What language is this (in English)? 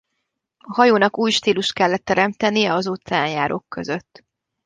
Hungarian